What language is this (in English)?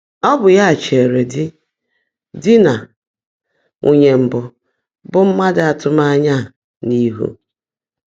Igbo